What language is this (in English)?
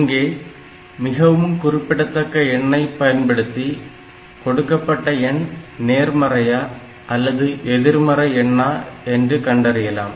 Tamil